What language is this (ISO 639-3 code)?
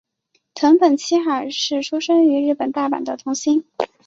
zho